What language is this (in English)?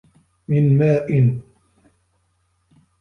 Arabic